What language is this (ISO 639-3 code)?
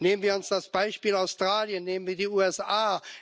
deu